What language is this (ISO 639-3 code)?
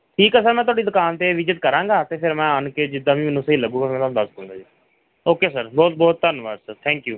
pan